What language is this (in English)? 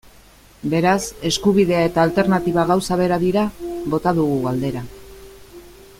Basque